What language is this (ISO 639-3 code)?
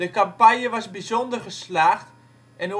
nld